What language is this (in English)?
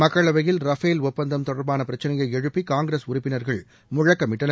Tamil